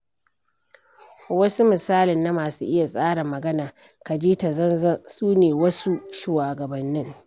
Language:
Hausa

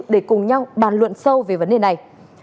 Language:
Vietnamese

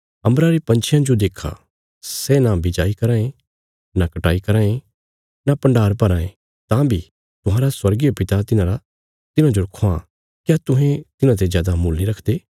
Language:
Bilaspuri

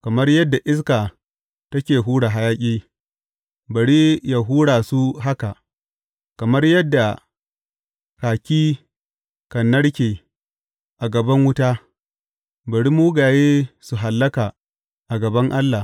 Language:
Hausa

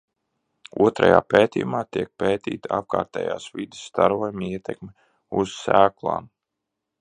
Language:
Latvian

